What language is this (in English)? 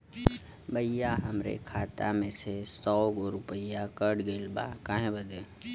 Bhojpuri